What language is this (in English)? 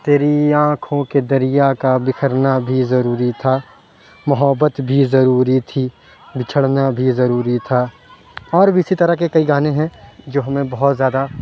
Urdu